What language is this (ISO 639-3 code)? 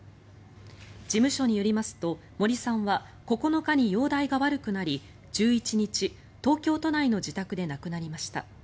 jpn